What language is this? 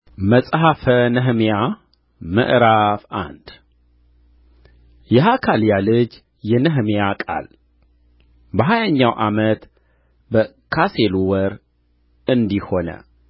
Amharic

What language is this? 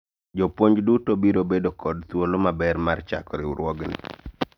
Luo (Kenya and Tanzania)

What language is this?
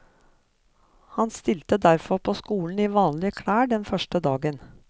Norwegian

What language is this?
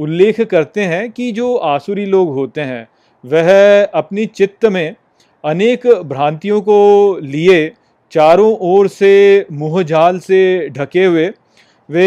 Hindi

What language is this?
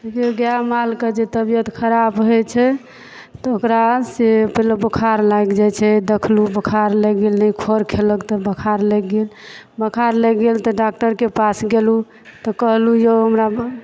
Maithili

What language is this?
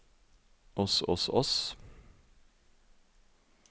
Norwegian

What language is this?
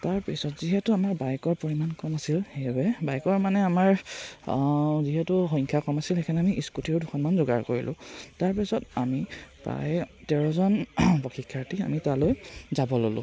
Assamese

